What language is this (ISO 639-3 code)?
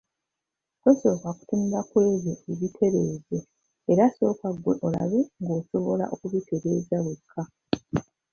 lug